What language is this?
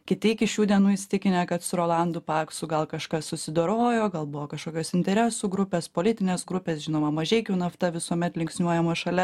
Lithuanian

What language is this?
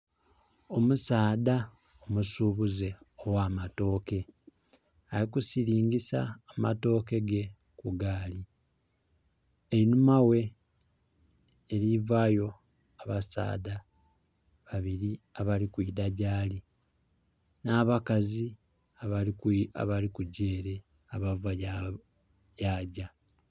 Soga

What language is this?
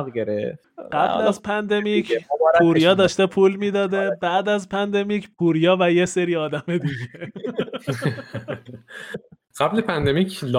Persian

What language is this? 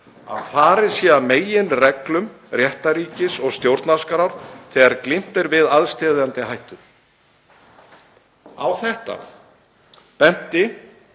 Icelandic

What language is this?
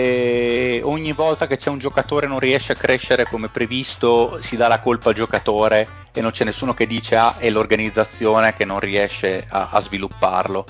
Italian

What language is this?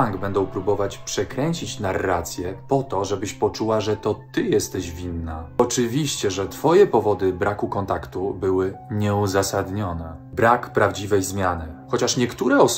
Polish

